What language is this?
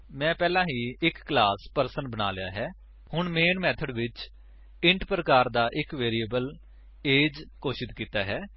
Punjabi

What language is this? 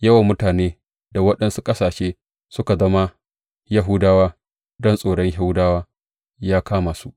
Hausa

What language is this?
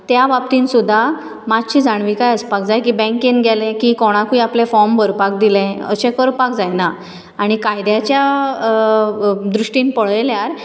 Konkani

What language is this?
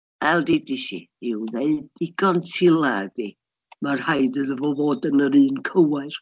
Welsh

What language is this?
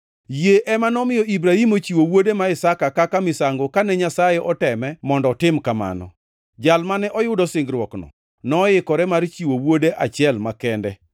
Luo (Kenya and Tanzania)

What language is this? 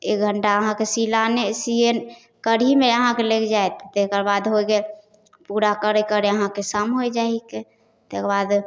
Maithili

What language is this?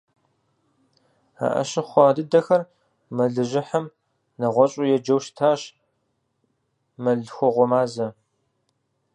Kabardian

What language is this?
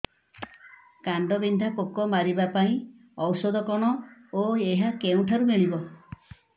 Odia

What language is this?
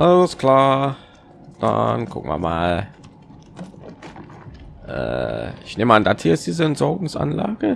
German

